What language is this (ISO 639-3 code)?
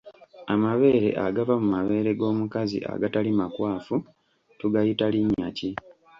lug